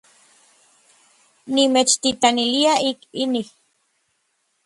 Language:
Orizaba Nahuatl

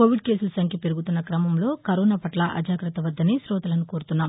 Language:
Telugu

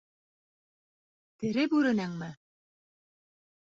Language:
Bashkir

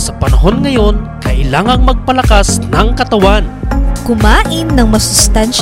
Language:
Filipino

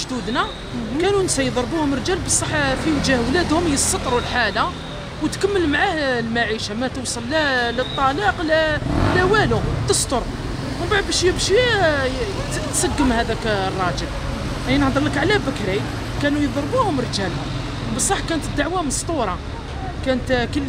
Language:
Arabic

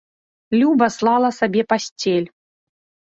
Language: Belarusian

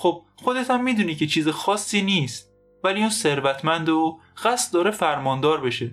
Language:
Persian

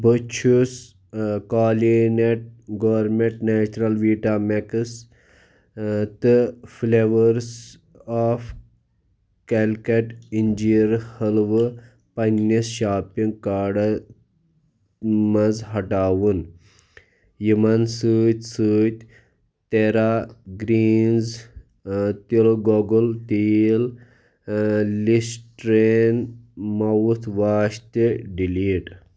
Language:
Kashmiri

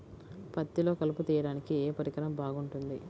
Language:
Telugu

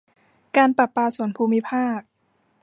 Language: Thai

